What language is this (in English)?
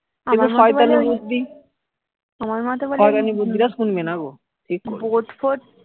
Bangla